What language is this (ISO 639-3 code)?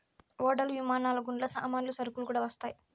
tel